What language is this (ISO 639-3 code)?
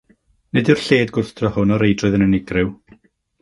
cym